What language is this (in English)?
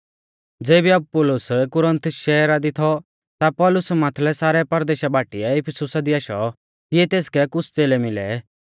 Mahasu Pahari